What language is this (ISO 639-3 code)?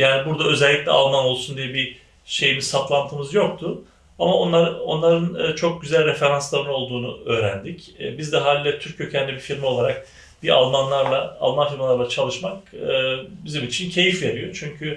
tur